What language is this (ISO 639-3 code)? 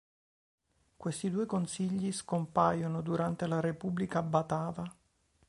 ita